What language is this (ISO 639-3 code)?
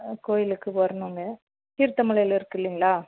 tam